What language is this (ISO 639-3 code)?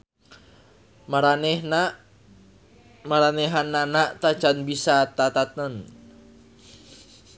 sun